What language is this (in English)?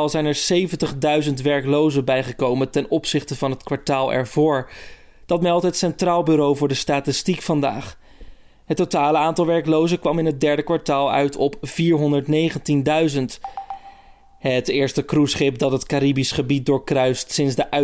Dutch